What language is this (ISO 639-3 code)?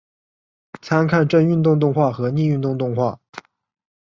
zho